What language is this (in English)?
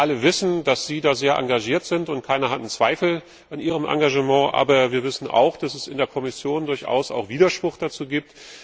German